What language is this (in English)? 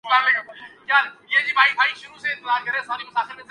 Urdu